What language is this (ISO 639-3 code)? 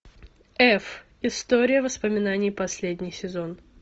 rus